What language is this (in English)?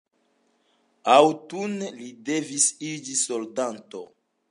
Esperanto